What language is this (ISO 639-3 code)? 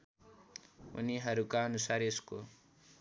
nep